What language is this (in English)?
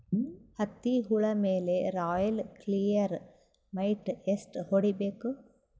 Kannada